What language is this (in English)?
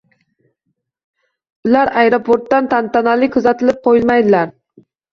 Uzbek